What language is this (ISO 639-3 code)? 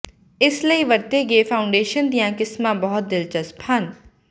pan